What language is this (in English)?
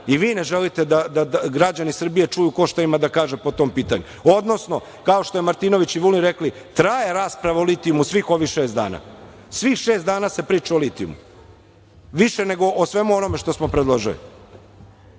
Serbian